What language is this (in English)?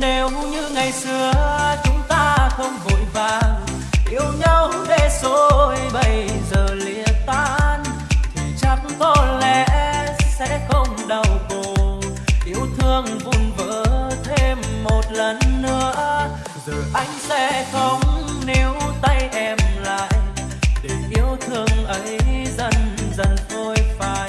Vietnamese